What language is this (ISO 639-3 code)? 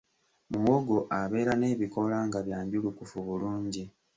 lug